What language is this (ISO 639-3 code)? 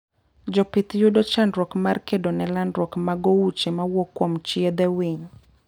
luo